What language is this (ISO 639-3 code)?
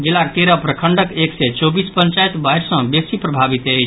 mai